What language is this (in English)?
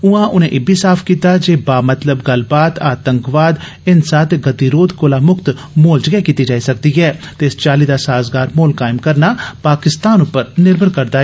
Dogri